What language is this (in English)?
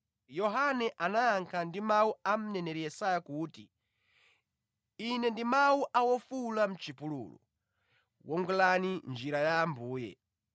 Nyanja